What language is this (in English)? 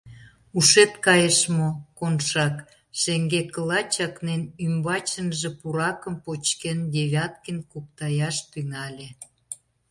Mari